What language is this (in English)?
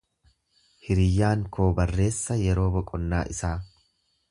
Oromo